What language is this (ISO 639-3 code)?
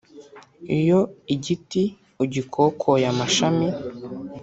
kin